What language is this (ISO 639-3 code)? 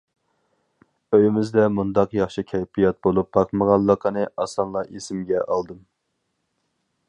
uig